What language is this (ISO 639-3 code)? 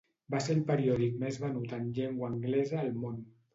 cat